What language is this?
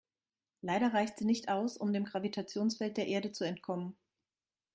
German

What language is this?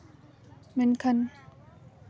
Santali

